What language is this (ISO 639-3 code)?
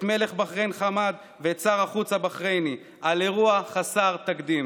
heb